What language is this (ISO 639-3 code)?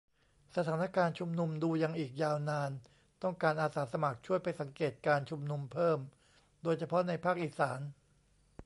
tha